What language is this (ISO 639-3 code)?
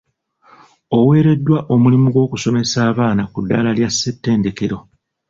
lug